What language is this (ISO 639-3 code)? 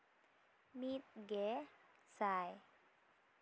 sat